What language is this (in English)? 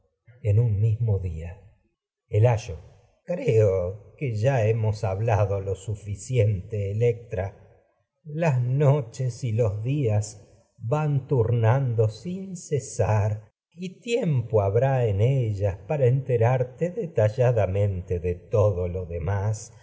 Spanish